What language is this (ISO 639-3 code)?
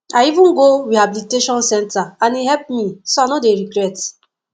pcm